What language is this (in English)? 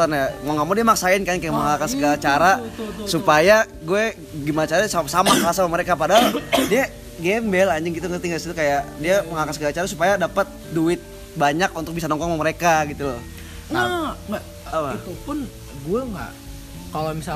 Indonesian